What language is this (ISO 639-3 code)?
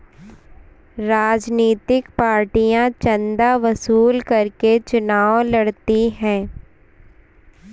hin